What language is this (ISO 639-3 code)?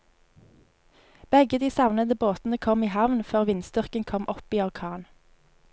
nor